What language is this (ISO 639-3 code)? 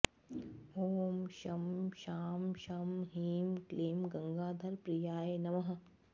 san